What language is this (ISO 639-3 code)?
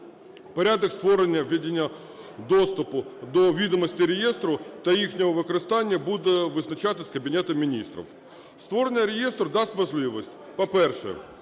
ukr